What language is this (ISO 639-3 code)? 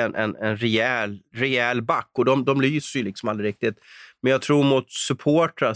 swe